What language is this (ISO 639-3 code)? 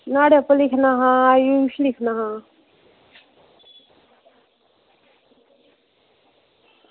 doi